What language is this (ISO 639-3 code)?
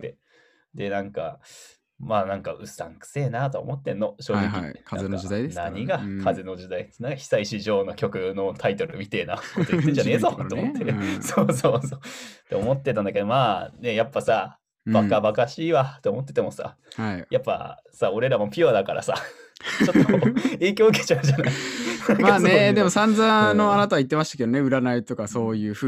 jpn